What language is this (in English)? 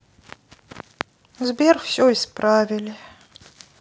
Russian